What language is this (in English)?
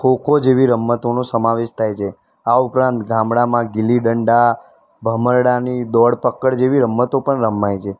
Gujarati